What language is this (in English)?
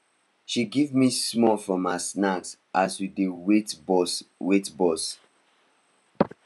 Nigerian Pidgin